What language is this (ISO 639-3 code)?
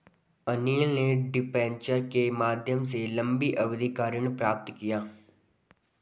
hin